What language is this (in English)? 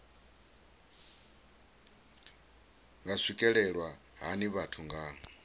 Venda